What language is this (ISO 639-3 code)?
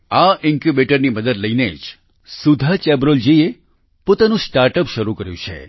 guj